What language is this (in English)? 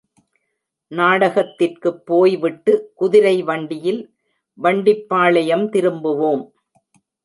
Tamil